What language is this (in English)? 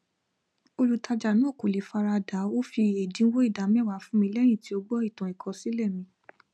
Yoruba